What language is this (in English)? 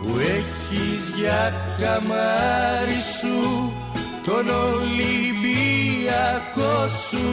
Greek